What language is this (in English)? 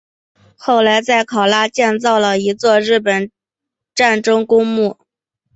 Chinese